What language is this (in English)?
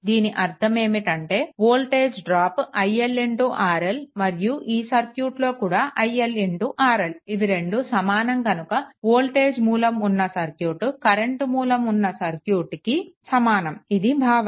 Telugu